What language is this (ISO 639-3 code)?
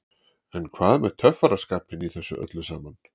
isl